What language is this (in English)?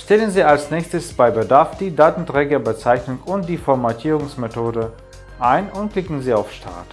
German